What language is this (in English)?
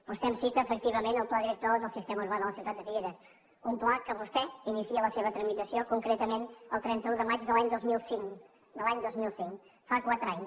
Catalan